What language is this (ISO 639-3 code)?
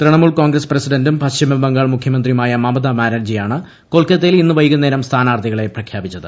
mal